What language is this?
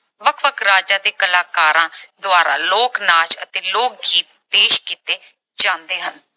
Punjabi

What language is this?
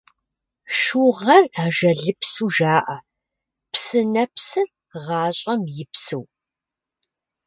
Kabardian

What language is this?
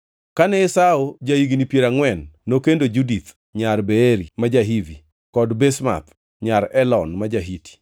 Luo (Kenya and Tanzania)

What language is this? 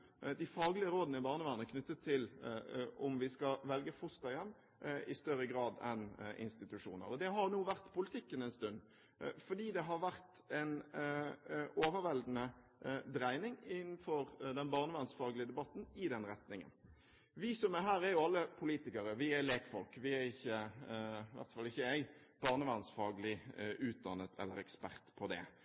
Norwegian Bokmål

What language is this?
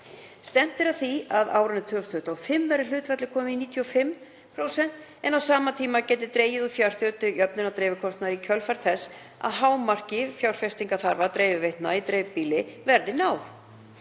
Icelandic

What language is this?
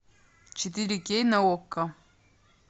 Russian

